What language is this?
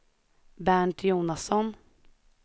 Swedish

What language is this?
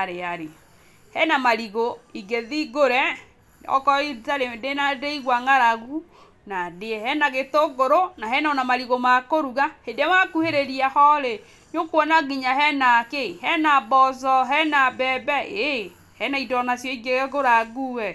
Kikuyu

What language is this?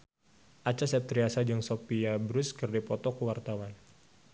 Sundanese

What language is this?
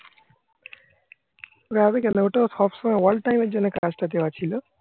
Bangla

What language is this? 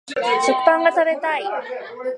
Japanese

